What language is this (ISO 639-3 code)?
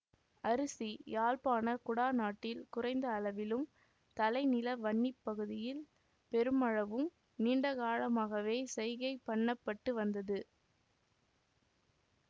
tam